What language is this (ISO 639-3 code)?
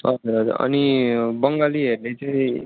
nep